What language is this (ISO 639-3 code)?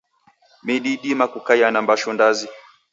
dav